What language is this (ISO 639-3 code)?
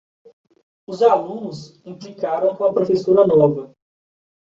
por